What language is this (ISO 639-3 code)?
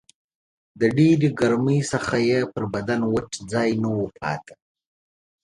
pus